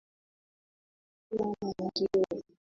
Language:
Swahili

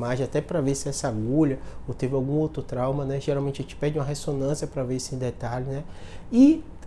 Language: Portuguese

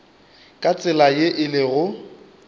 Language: Northern Sotho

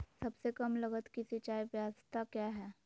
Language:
Magahi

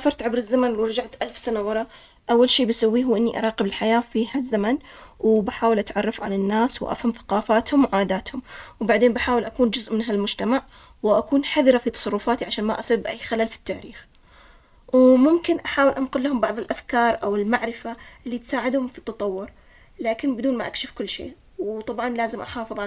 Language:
Omani Arabic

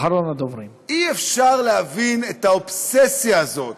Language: Hebrew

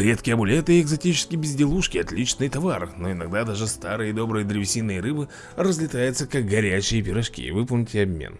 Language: Russian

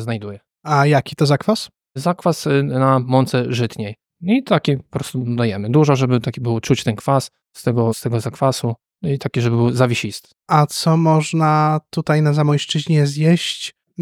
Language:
Polish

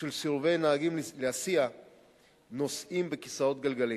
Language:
Hebrew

